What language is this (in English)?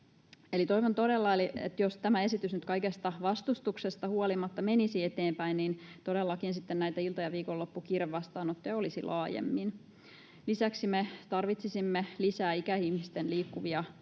Finnish